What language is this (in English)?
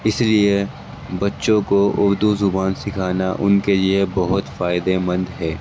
Urdu